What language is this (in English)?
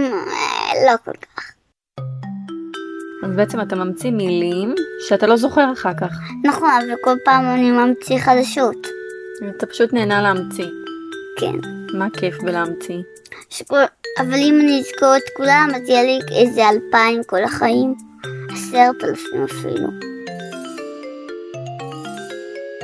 Hebrew